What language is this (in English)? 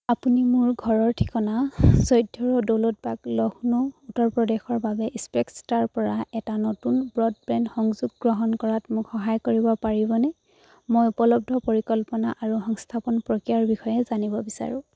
Assamese